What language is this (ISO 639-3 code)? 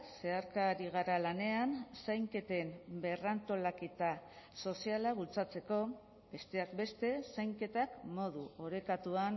eus